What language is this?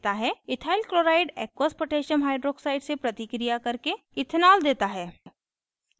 Hindi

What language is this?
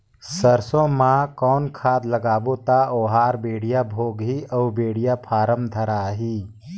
Chhattisgarhi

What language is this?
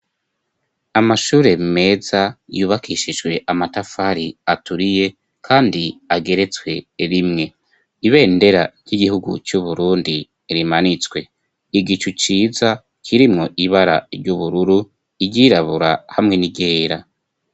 Rundi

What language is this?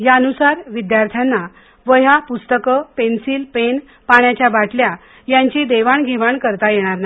Marathi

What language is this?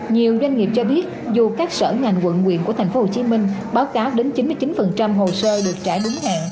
Vietnamese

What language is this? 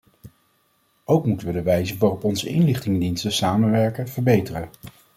Dutch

